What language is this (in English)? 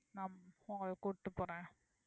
Tamil